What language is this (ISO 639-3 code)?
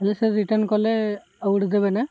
ori